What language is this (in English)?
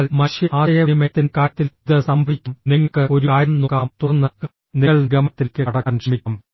Malayalam